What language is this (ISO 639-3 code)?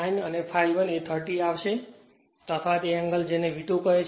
guj